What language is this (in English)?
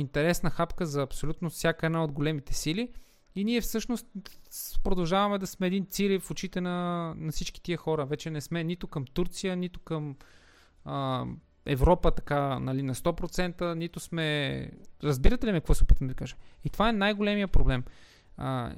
Bulgarian